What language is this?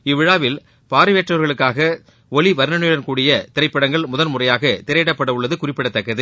Tamil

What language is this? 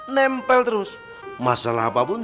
Indonesian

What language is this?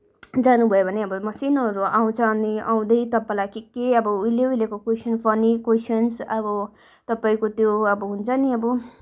Nepali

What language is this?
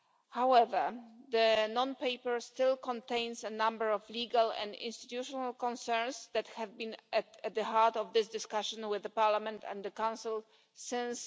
English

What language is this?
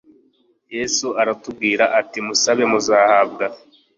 Kinyarwanda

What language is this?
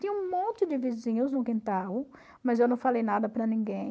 Portuguese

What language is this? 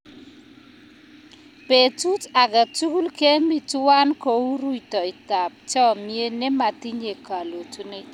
Kalenjin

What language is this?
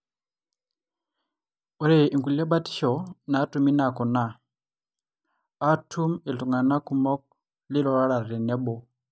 Masai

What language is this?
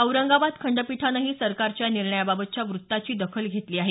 Marathi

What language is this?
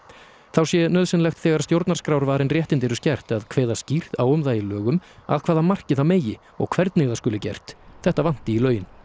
Icelandic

